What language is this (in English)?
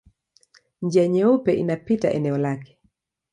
Swahili